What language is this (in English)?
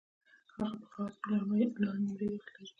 Pashto